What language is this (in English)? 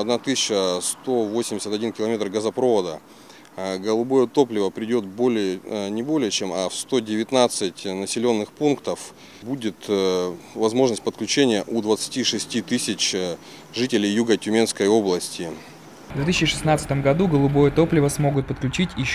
Russian